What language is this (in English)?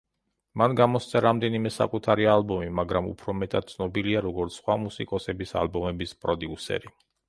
Georgian